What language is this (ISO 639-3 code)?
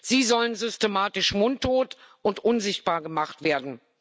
deu